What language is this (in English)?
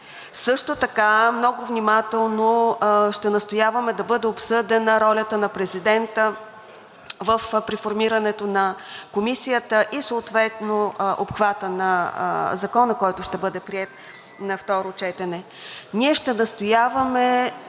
Bulgarian